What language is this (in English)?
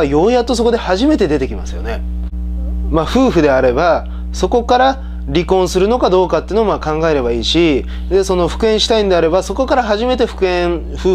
Japanese